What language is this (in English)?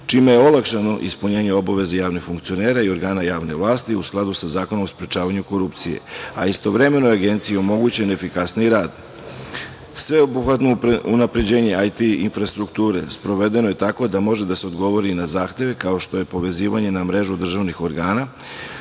Serbian